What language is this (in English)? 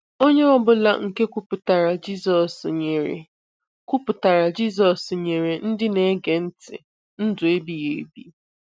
Igbo